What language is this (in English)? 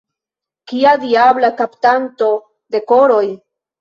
Esperanto